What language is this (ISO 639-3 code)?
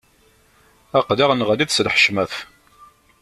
kab